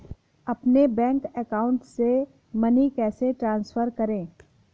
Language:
Hindi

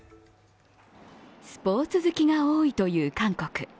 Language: Japanese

